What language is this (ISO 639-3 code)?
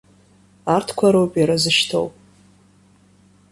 abk